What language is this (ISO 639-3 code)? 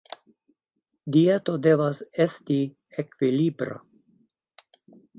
epo